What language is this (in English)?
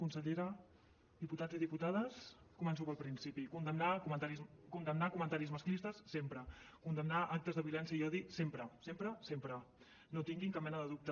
Catalan